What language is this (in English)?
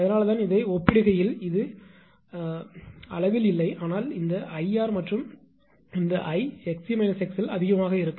Tamil